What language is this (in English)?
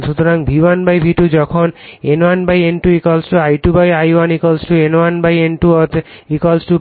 Bangla